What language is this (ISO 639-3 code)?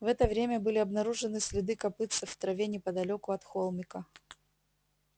rus